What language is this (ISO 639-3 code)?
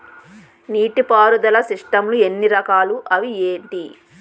tel